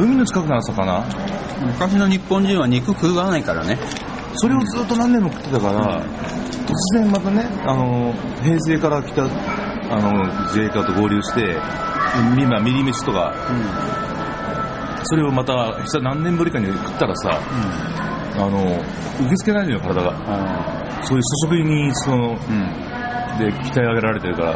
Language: Japanese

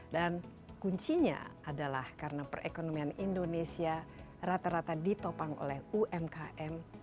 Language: Indonesian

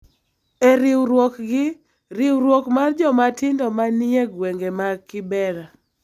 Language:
Luo (Kenya and Tanzania)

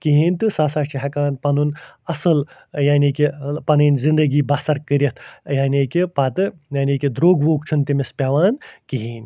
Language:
Kashmiri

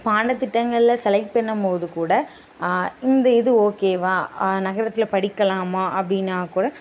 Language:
Tamil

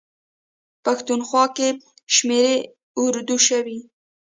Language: Pashto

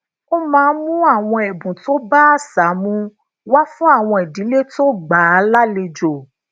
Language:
Yoruba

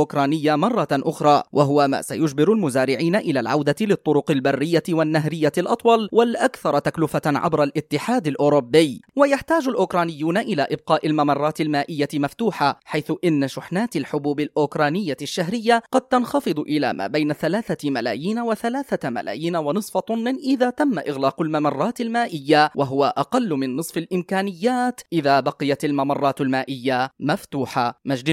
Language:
Arabic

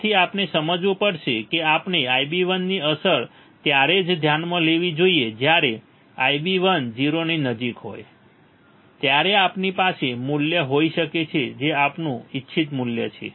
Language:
Gujarati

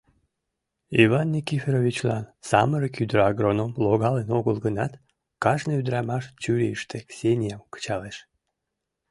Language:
Mari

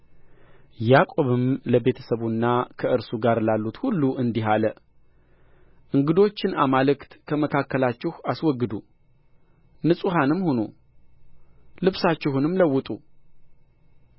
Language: Amharic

